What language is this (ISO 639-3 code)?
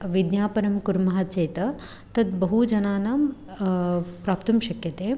san